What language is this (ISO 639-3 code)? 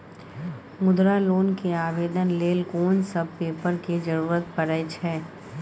mai